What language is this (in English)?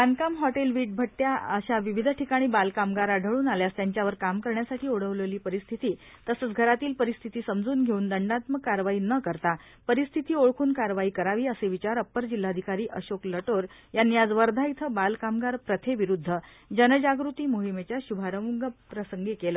Marathi